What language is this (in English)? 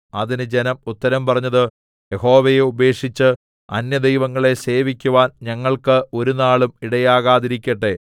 Malayalam